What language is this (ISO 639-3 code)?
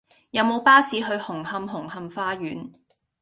yue